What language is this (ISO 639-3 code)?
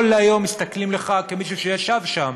heb